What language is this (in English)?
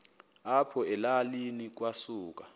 Xhosa